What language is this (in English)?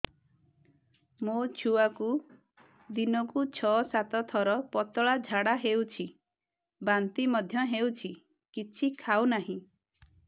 Odia